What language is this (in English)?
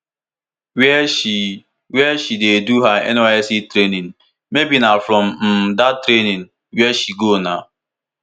Nigerian Pidgin